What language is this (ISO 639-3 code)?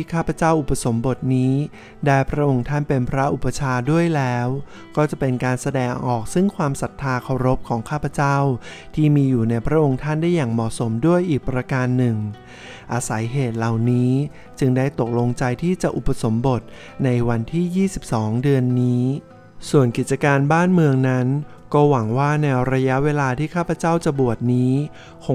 tha